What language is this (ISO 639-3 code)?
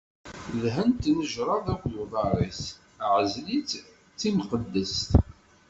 kab